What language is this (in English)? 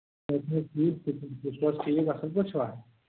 Kashmiri